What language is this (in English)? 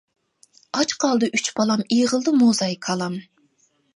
Uyghur